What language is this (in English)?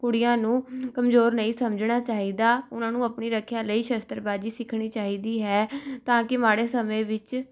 Punjabi